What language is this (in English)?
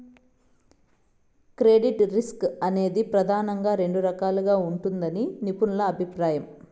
Telugu